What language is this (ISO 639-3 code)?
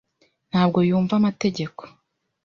kin